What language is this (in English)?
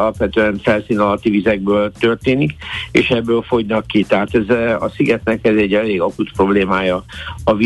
Hungarian